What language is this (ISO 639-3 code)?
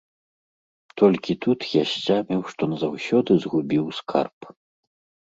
bel